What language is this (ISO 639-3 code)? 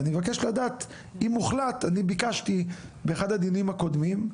heb